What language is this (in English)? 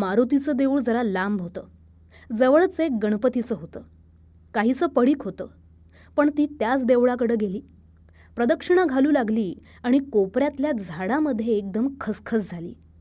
Marathi